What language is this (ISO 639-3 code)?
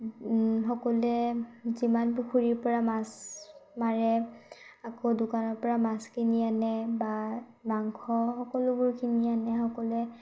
asm